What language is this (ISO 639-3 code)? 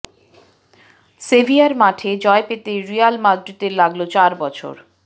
ben